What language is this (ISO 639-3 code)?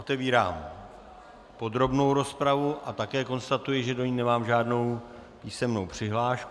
ces